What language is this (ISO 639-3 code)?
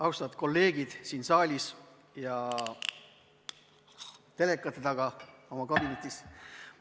est